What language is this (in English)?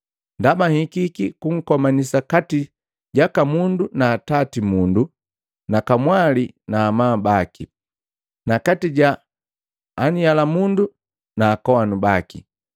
Matengo